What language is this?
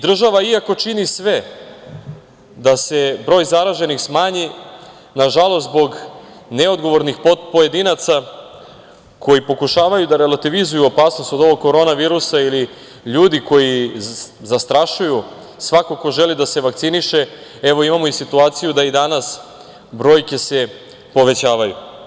Serbian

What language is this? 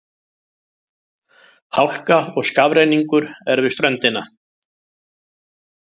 Icelandic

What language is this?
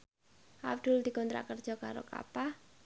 Javanese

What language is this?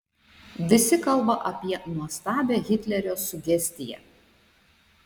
Lithuanian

